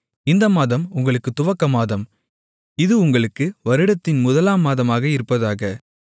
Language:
Tamil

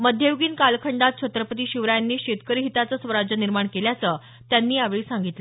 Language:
Marathi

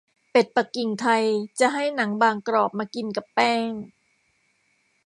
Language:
Thai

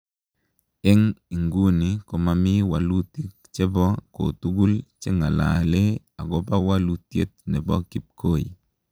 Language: Kalenjin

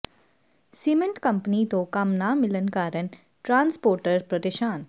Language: Punjabi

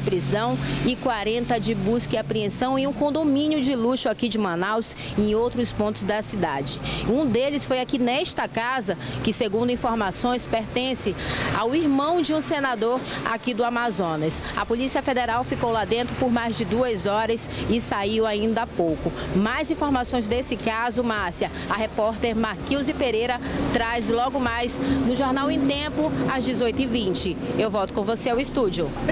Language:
Portuguese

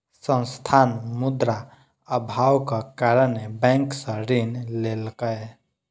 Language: Maithili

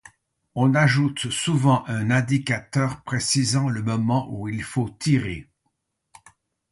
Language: French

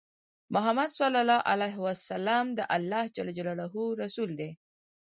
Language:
Pashto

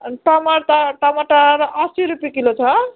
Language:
Nepali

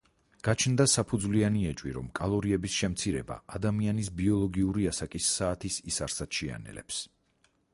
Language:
Georgian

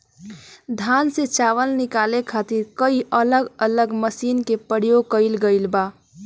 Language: Bhojpuri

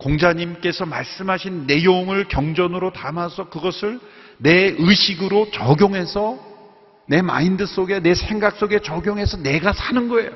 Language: Korean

